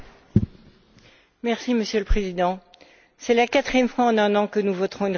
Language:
French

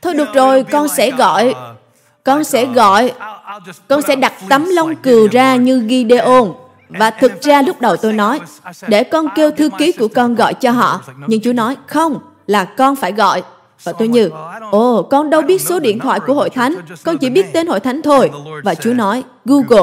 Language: Vietnamese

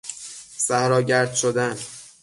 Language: Persian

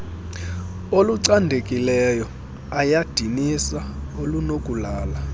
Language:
Xhosa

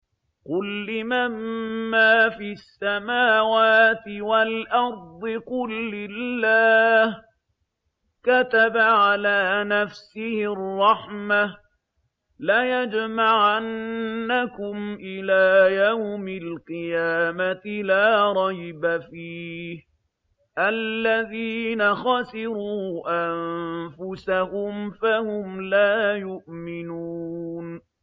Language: Arabic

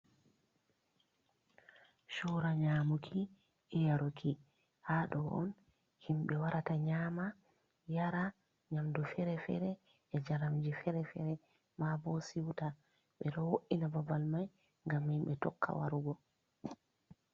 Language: Fula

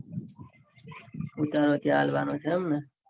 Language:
Gujarati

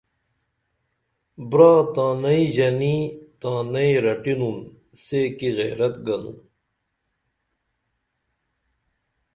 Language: Dameli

